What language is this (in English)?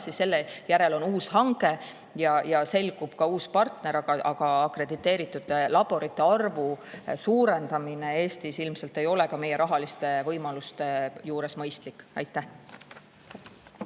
Estonian